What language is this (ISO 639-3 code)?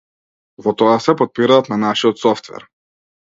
mkd